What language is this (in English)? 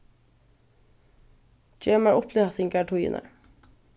Faroese